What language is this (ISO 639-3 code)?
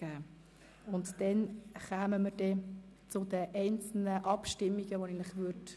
gsw